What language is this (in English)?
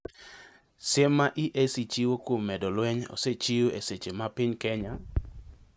Luo (Kenya and Tanzania)